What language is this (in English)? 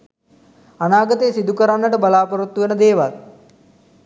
Sinhala